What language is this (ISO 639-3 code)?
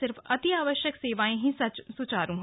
hin